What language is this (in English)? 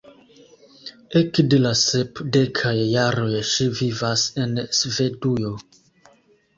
Esperanto